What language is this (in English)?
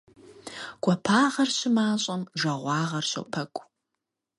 Kabardian